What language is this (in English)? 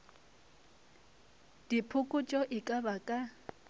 Northern Sotho